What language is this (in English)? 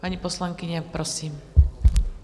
Czech